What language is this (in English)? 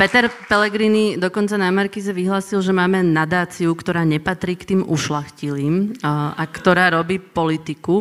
Slovak